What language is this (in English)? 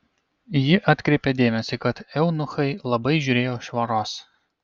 Lithuanian